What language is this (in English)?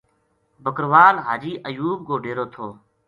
Gujari